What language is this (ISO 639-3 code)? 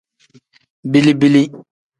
kdh